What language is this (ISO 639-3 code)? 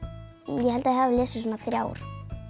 isl